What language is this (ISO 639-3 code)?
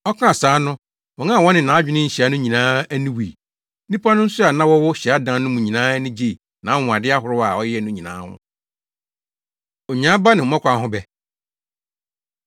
aka